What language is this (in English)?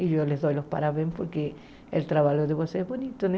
Portuguese